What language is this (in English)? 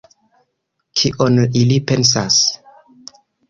Esperanto